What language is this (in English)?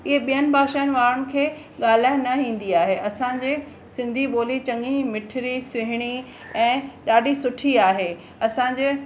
Sindhi